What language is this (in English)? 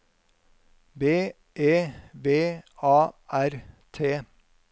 Norwegian